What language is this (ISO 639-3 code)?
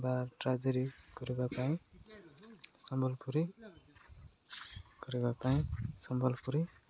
ori